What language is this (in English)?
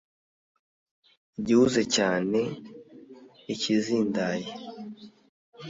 Kinyarwanda